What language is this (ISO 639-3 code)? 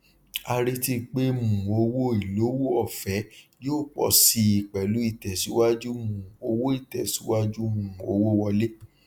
yor